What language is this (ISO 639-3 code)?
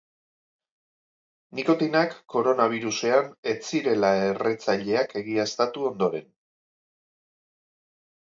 eus